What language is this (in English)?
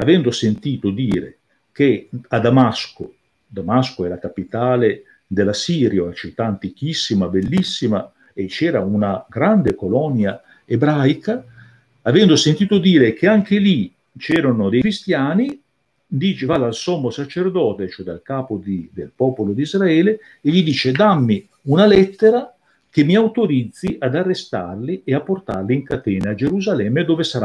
Italian